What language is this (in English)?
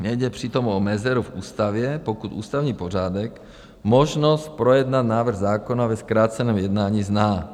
Czech